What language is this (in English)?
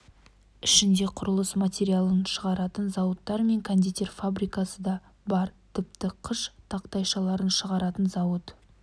Kazakh